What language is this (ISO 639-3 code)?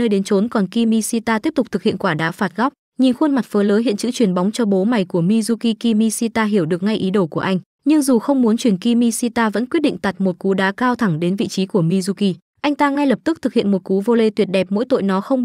vie